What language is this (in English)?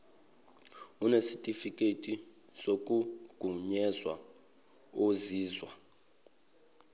Zulu